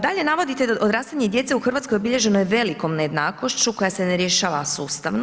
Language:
Croatian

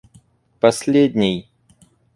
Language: Russian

